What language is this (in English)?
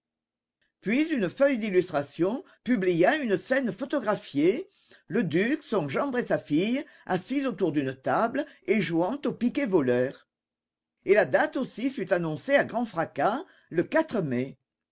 French